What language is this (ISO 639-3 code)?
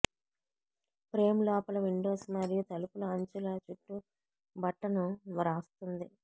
tel